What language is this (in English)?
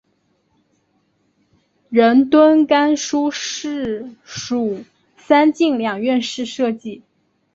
Chinese